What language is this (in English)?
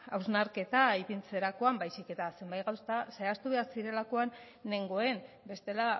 Basque